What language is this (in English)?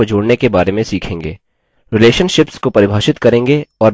Hindi